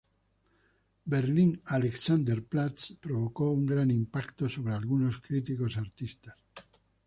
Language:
Spanish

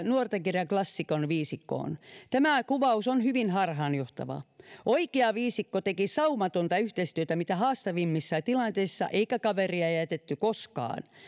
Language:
Finnish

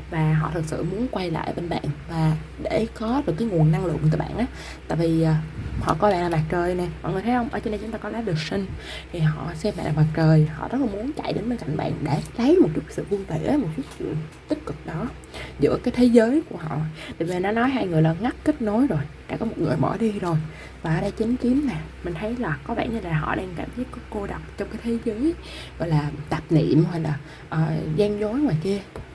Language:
Vietnamese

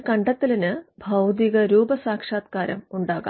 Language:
Malayalam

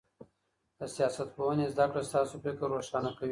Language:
Pashto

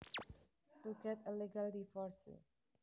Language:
Javanese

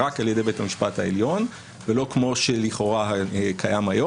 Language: Hebrew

